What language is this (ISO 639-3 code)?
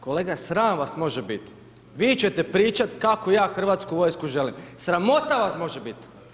hrv